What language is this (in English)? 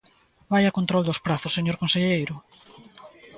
Galician